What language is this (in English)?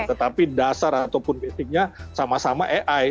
Indonesian